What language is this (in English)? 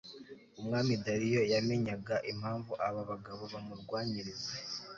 Kinyarwanda